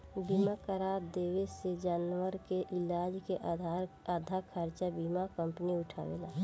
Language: Bhojpuri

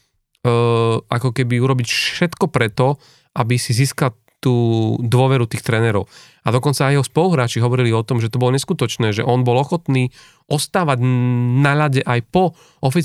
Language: Slovak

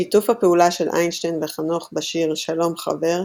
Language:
Hebrew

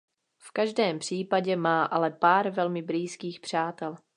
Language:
Czech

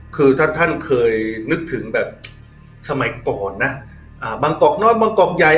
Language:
Thai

